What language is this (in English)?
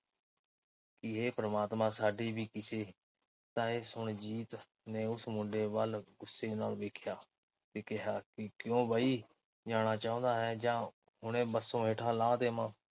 Punjabi